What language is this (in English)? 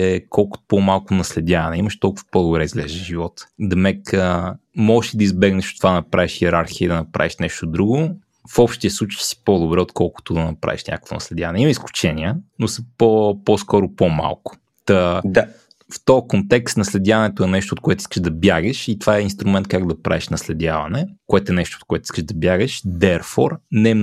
Bulgarian